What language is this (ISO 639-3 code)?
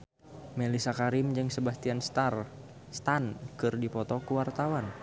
sun